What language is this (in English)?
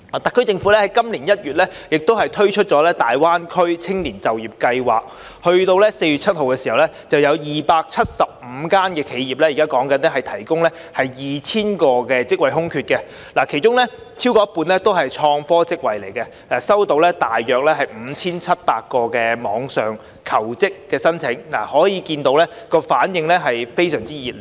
Cantonese